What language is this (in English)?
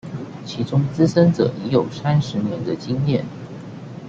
Chinese